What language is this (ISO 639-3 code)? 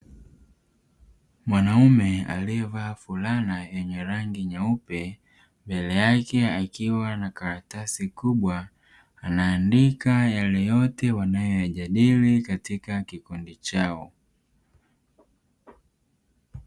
swa